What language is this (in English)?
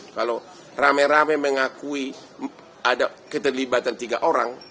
Indonesian